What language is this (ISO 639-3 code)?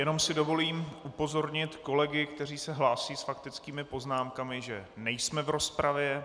ces